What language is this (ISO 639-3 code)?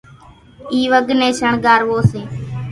gjk